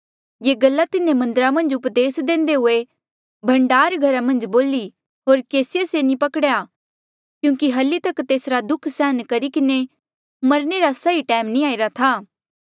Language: Mandeali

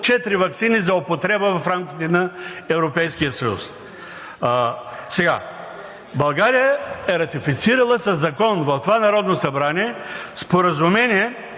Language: Bulgarian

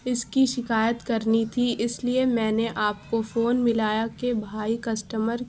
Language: Urdu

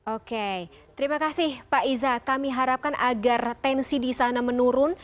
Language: Indonesian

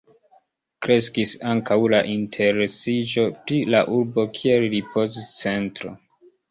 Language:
Esperanto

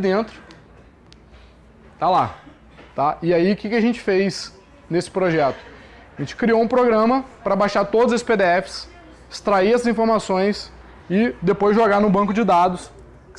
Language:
Portuguese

